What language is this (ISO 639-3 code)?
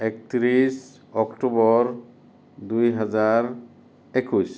asm